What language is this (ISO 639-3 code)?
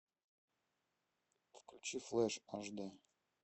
rus